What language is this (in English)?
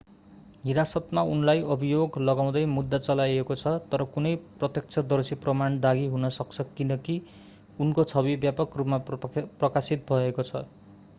Nepali